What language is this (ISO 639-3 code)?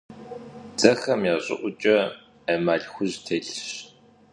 kbd